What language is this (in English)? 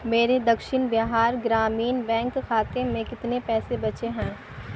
Urdu